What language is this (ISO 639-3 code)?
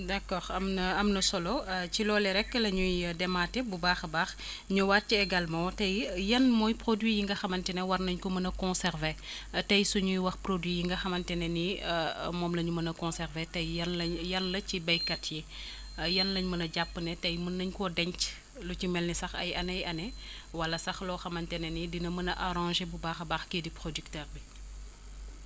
wol